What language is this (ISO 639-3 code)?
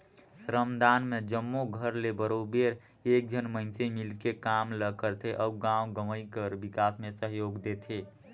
hne